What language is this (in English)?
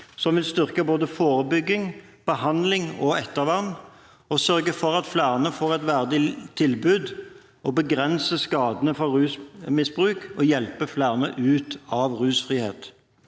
Norwegian